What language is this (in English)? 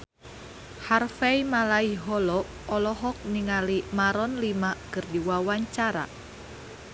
Sundanese